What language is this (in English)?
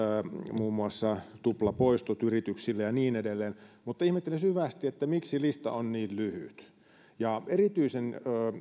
Finnish